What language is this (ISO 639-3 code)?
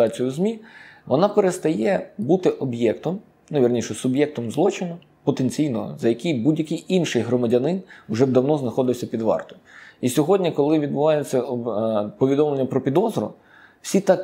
ukr